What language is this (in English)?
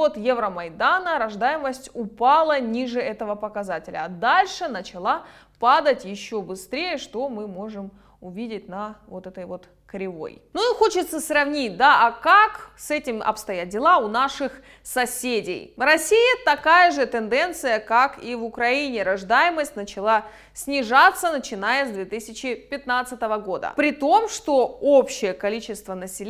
Russian